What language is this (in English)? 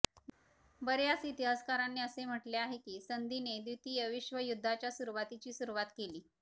Marathi